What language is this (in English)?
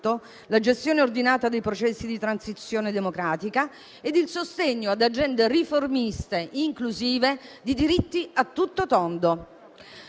Italian